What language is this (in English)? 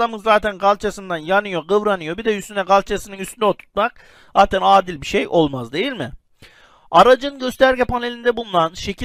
Turkish